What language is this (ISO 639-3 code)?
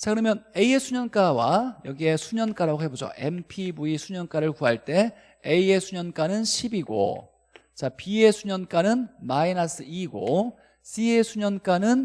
kor